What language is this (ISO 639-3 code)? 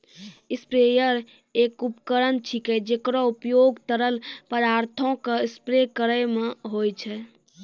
mai